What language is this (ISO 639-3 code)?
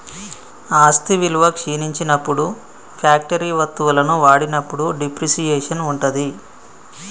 tel